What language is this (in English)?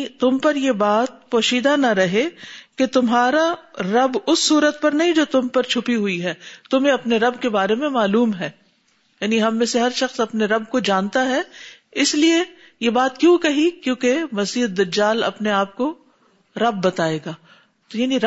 Urdu